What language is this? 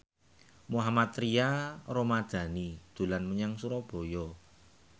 Javanese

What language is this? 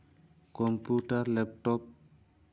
Santali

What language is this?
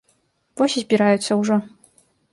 Belarusian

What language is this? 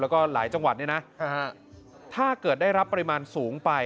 Thai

